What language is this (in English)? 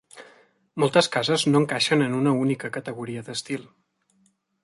Catalan